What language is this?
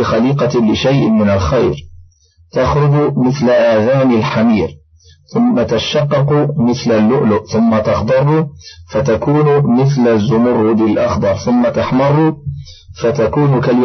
Arabic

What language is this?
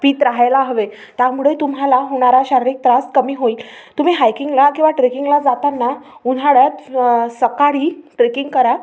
Marathi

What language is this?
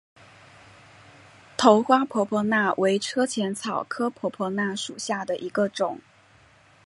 Chinese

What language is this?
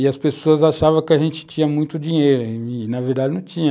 Portuguese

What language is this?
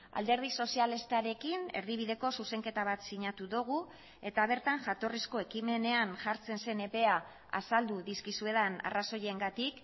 Basque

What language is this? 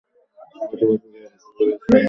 Bangla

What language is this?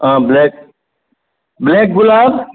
Konkani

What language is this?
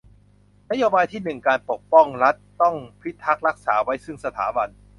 Thai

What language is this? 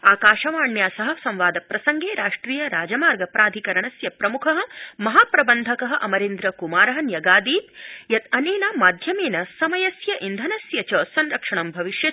Sanskrit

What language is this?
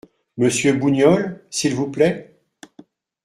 French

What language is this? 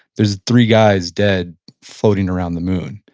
English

